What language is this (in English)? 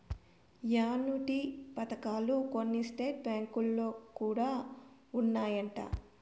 Telugu